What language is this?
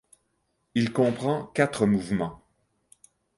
French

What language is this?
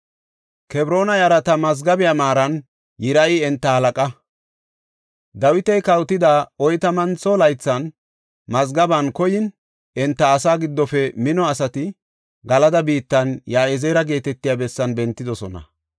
Gofa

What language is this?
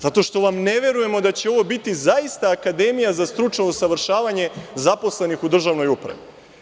Serbian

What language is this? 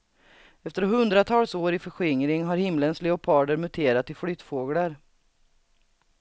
Swedish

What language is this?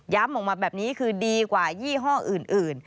Thai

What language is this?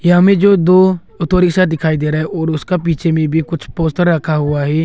Hindi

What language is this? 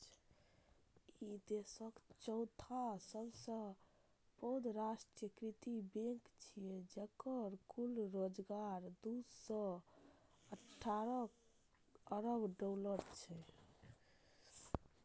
Maithili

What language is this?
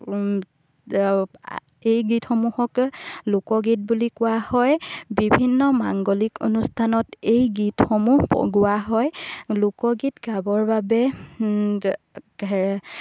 Assamese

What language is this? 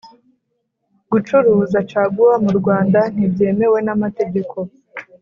Kinyarwanda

